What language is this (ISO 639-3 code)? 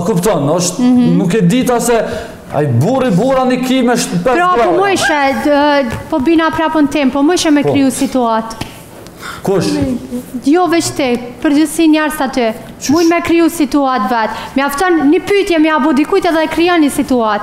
ron